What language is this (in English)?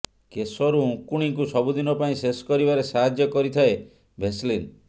Odia